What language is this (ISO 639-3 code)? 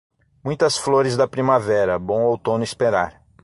por